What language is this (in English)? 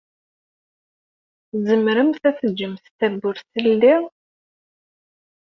Kabyle